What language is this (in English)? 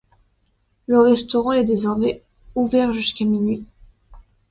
French